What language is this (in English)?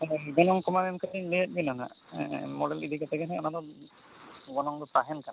Santali